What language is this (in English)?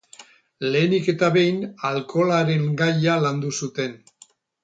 Basque